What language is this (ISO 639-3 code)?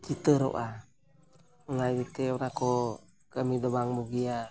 sat